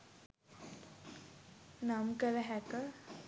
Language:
Sinhala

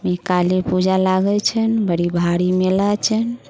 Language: Maithili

